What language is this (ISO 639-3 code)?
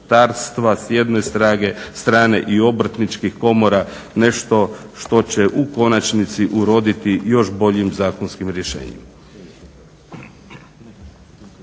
hrv